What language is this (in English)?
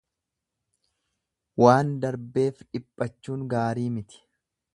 Oromo